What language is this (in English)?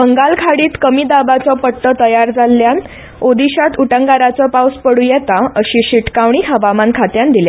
Konkani